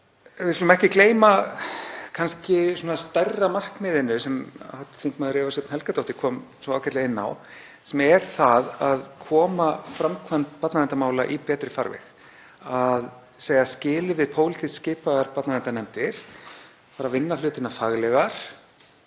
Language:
Icelandic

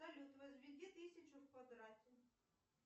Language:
Russian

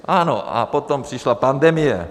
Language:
Czech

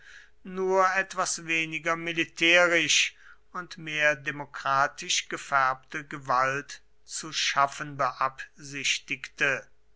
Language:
German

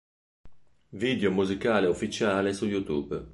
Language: Italian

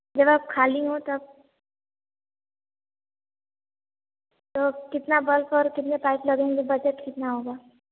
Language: Hindi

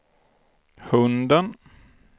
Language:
Swedish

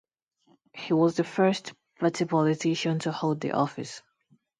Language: English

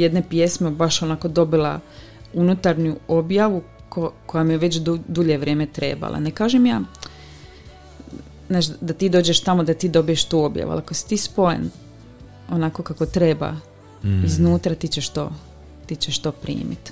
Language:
Croatian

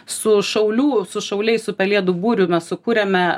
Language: Lithuanian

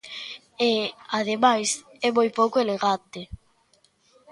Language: Galician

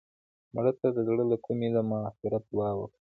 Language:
Pashto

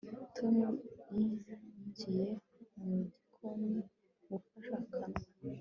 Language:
Kinyarwanda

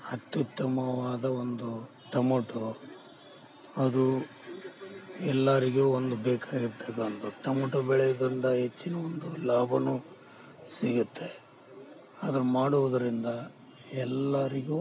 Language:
Kannada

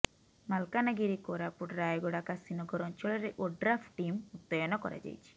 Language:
Odia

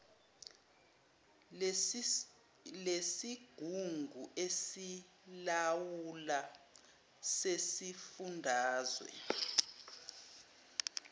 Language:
Zulu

